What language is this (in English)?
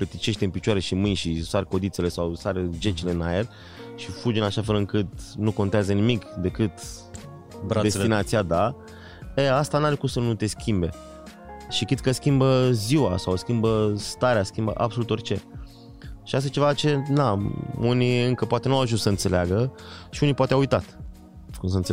Romanian